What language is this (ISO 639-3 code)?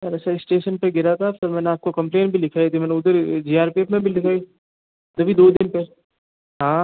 hin